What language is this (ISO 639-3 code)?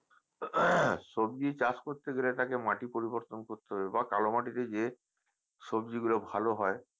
ben